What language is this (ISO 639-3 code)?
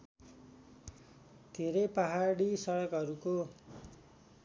nep